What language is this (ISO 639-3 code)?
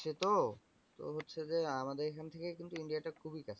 ben